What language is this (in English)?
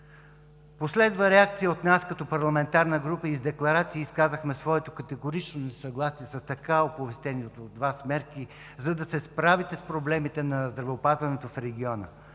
Bulgarian